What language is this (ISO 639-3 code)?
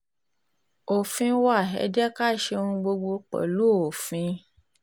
yor